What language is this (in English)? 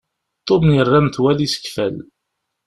Kabyle